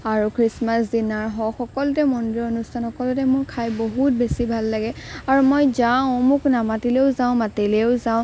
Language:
Assamese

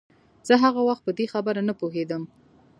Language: Pashto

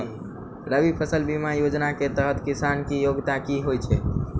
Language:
Maithili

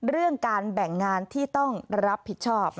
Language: Thai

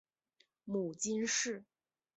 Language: Chinese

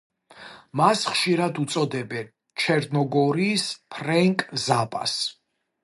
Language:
Georgian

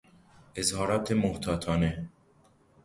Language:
Persian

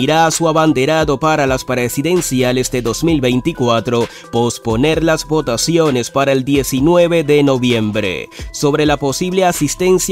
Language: Spanish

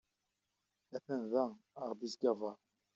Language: Kabyle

